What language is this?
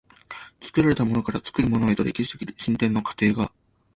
Japanese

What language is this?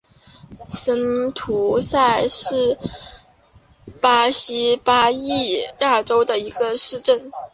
Chinese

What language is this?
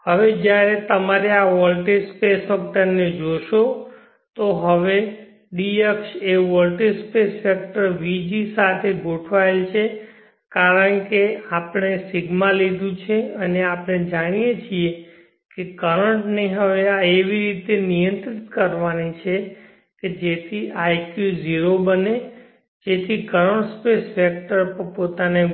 Gujarati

